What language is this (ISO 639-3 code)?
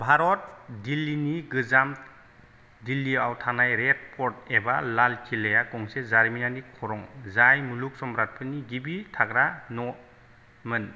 brx